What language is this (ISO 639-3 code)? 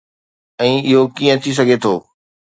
snd